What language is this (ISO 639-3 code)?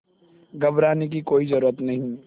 hin